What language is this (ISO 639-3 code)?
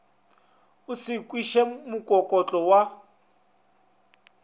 nso